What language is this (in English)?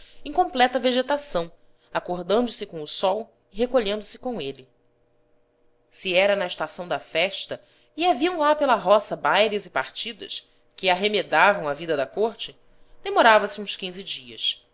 Portuguese